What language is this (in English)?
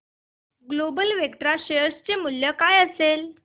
Marathi